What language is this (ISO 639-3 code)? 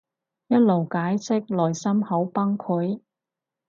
yue